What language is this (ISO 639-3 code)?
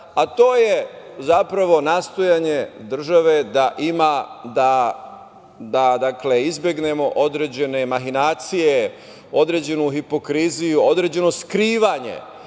srp